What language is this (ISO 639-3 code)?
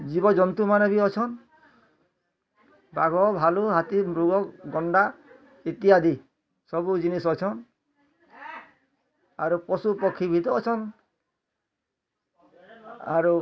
ori